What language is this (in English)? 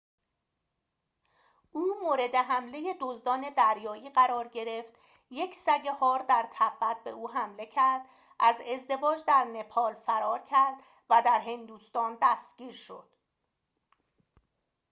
Persian